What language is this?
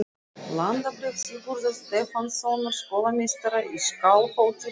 Icelandic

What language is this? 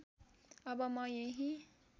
Nepali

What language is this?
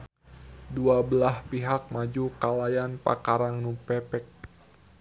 Sundanese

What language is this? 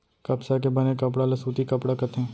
Chhattisgarhi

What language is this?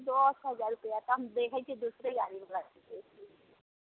Maithili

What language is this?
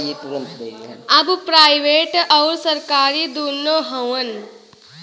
Bhojpuri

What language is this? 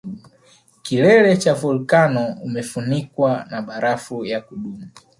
Swahili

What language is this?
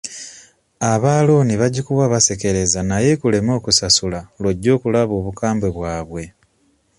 Ganda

